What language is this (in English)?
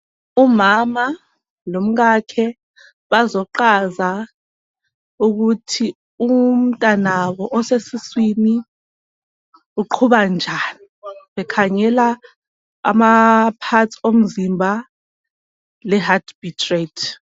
North Ndebele